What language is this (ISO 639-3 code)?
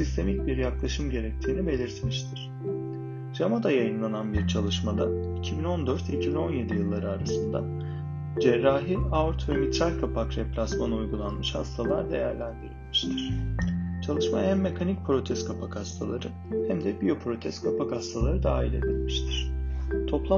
tur